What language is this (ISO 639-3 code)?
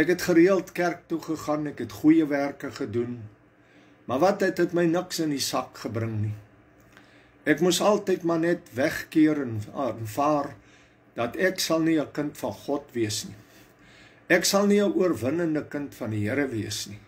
nld